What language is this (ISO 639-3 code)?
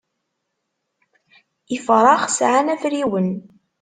kab